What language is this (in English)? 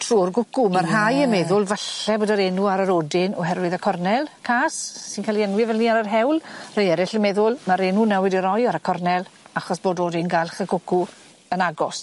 Welsh